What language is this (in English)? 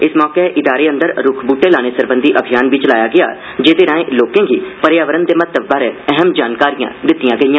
Dogri